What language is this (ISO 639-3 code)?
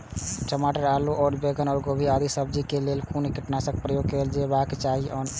mai